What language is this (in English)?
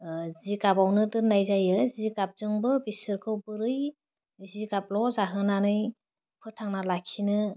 Bodo